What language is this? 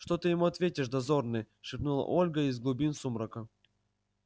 Russian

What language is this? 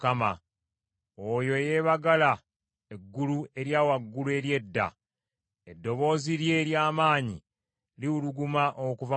Ganda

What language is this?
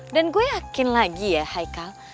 Indonesian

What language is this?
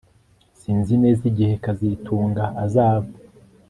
Kinyarwanda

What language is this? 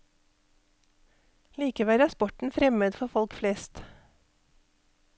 Norwegian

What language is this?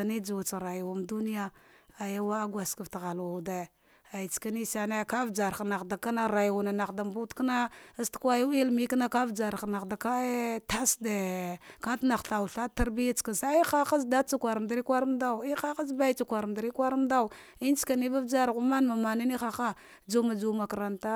Dghwede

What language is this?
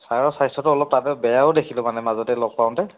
Assamese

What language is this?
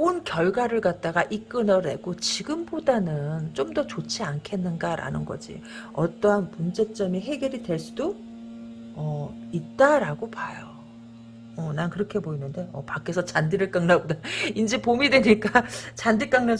Korean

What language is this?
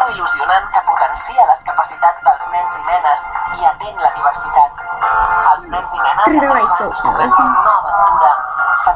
Russian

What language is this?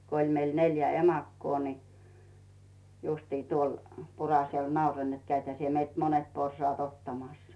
Finnish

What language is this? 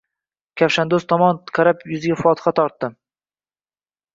Uzbek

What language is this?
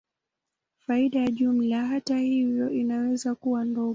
Swahili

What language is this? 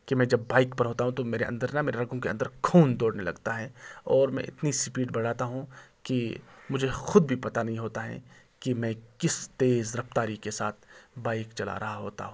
Urdu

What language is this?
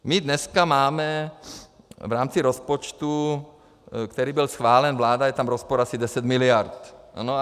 Czech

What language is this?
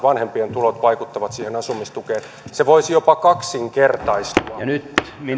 Finnish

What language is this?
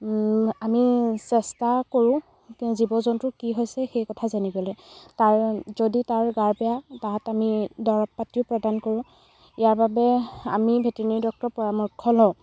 Assamese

